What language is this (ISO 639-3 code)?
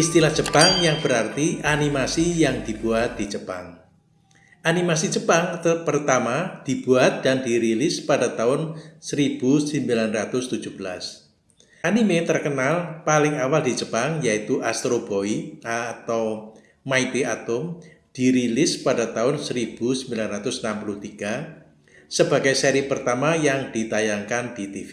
ind